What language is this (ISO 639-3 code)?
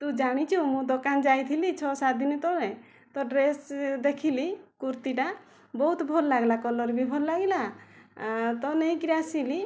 ori